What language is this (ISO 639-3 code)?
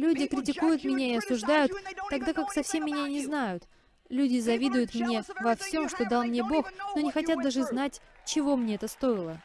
rus